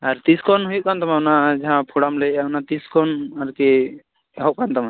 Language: Santali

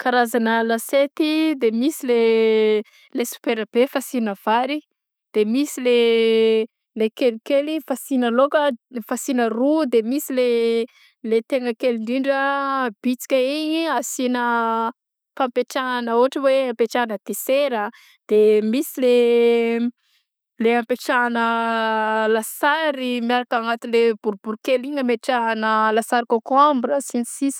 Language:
Southern Betsimisaraka Malagasy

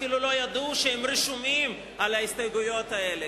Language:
Hebrew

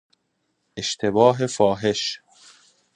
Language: Persian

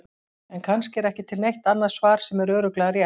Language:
Icelandic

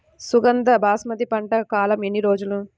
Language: Telugu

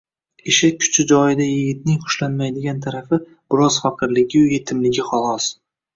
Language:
Uzbek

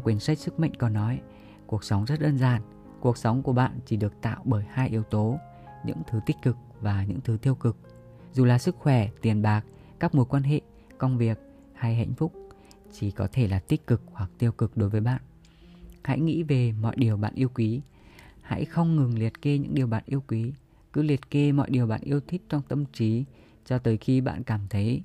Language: Vietnamese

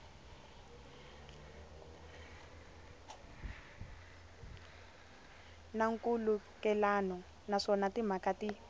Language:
Tsonga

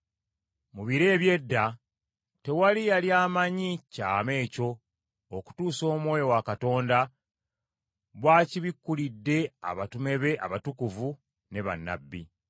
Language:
Ganda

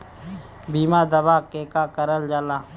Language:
Bhojpuri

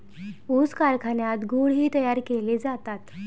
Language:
Marathi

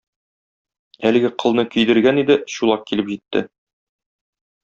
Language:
Tatar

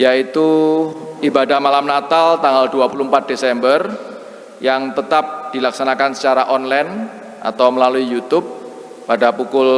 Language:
Indonesian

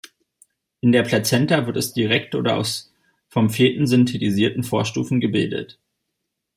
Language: German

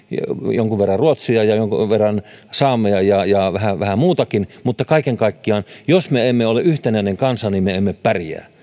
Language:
Finnish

